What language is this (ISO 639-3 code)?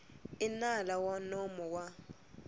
tso